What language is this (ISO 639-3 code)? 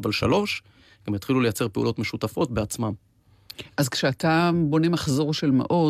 heb